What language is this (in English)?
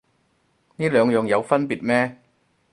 Cantonese